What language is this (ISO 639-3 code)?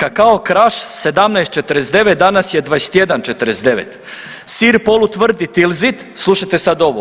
hrv